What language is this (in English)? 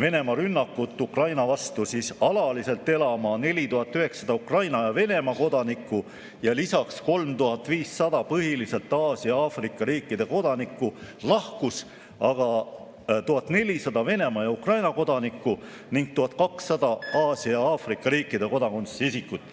Estonian